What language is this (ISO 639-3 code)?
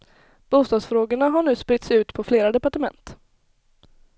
swe